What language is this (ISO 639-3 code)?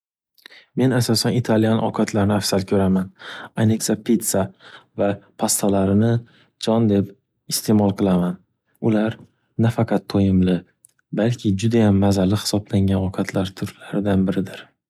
uzb